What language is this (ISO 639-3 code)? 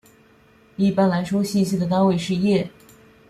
zho